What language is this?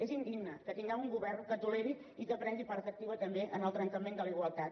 Catalan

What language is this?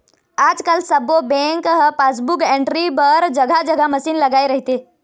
Chhattisgarhi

